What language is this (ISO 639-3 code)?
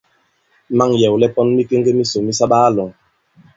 abb